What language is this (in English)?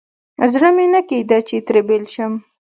Pashto